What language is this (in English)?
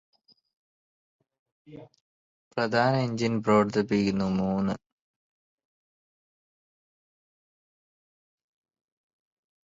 Malayalam